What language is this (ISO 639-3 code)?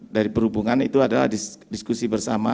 ind